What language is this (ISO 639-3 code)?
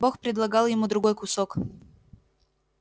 rus